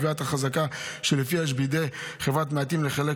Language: Hebrew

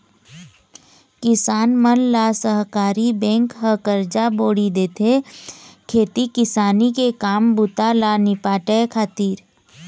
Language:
Chhattisgarhi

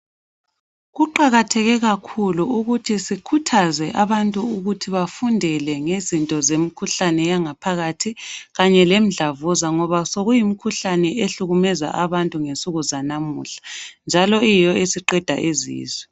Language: North Ndebele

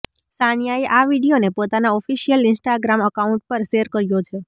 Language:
Gujarati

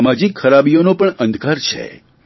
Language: Gujarati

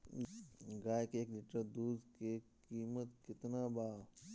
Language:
Bhojpuri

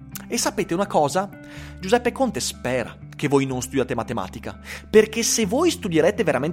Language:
Italian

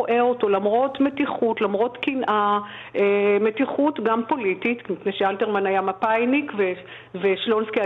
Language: Hebrew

